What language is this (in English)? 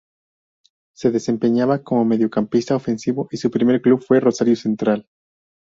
Spanish